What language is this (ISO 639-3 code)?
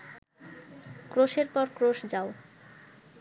ben